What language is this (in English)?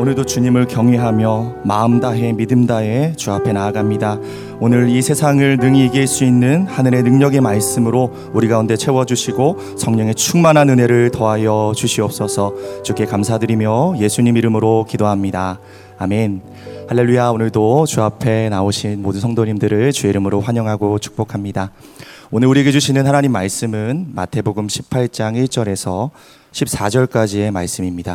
Korean